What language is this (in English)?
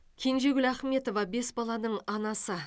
Kazakh